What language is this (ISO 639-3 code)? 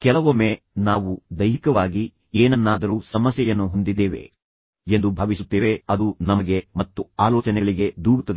kan